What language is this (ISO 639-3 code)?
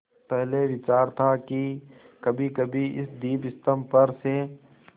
hin